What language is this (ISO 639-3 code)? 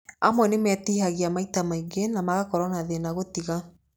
kik